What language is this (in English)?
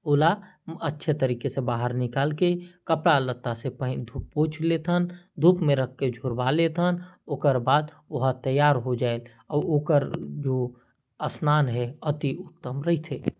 Korwa